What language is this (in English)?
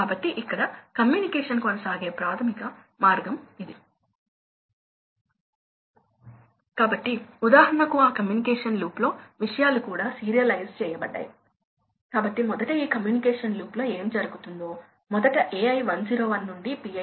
Telugu